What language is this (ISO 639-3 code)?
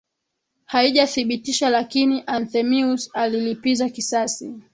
swa